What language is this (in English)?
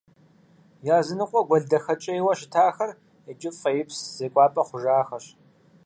Kabardian